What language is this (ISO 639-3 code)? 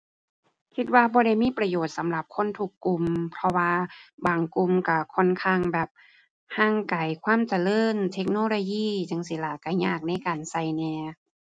tha